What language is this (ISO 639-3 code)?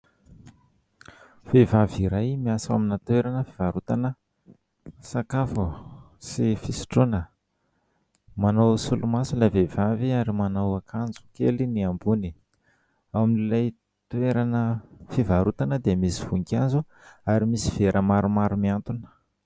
mlg